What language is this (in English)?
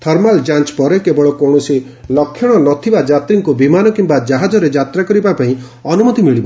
Odia